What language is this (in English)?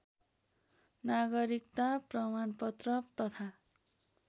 Nepali